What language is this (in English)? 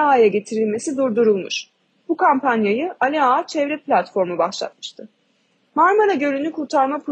Turkish